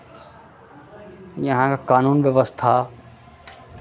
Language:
Maithili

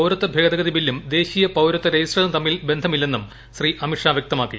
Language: Malayalam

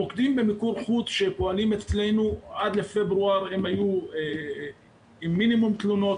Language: Hebrew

